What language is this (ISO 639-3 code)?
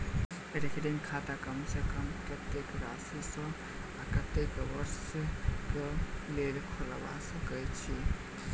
mai